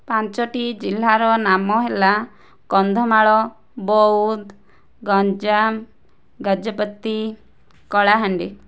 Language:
Odia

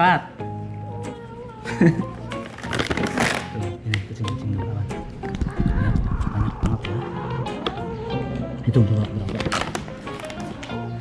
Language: Indonesian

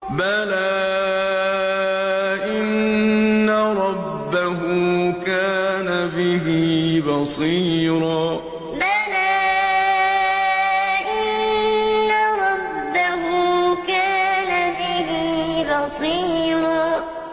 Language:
Arabic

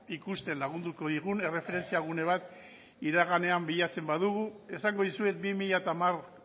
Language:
Basque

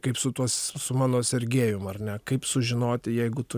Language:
Lithuanian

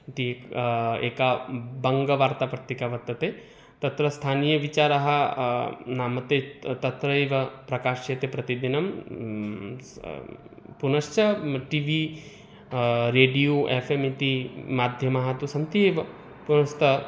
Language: Sanskrit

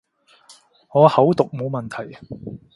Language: Cantonese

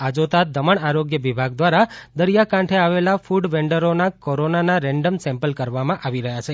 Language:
Gujarati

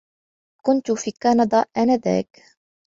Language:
Arabic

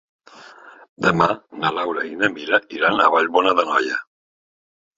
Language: Catalan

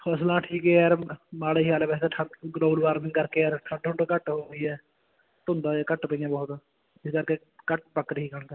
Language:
Punjabi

